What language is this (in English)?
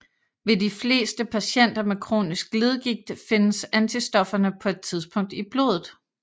Danish